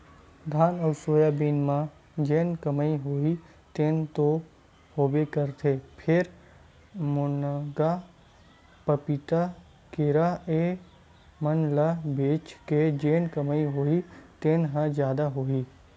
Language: Chhattisgarhi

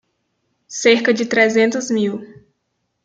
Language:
Portuguese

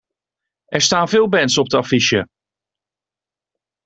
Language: Dutch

